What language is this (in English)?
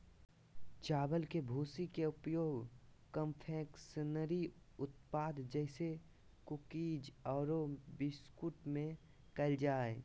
Magahi